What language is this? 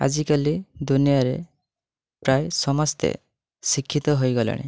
Odia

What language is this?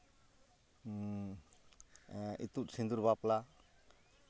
Santali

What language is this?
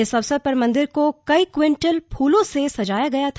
Hindi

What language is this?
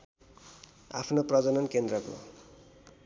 Nepali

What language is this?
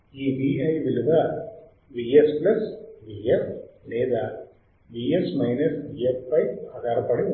Telugu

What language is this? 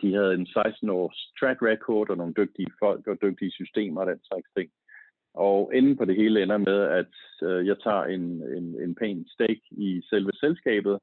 Danish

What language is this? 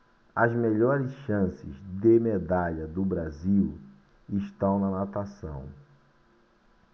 Portuguese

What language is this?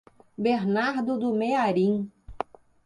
Portuguese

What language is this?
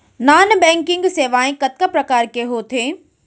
Chhattisgarhi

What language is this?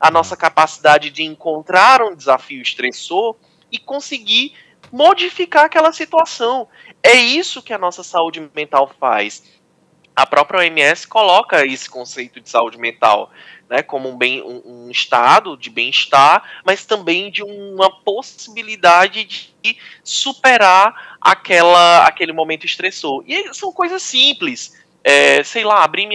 Portuguese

